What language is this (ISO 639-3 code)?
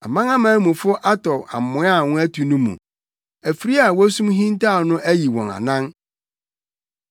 aka